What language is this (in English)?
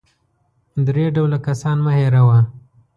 Pashto